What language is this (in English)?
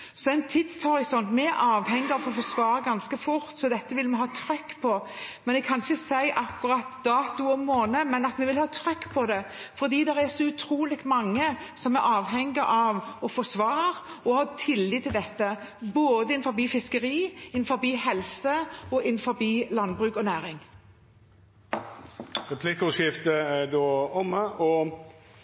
Norwegian